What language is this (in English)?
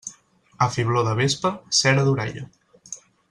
Catalan